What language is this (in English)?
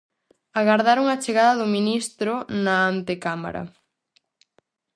Galician